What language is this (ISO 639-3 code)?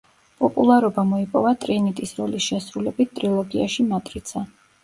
kat